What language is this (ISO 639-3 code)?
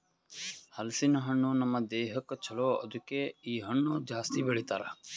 kan